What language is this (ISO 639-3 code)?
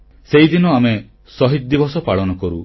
ori